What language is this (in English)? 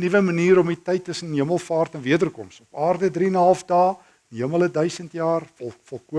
Dutch